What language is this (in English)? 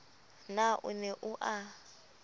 Southern Sotho